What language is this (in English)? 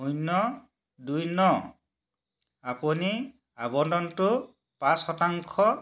Assamese